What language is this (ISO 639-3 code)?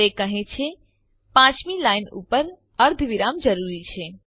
guj